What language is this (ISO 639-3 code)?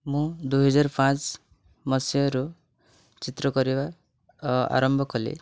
ori